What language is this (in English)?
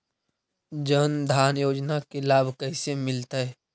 Magahi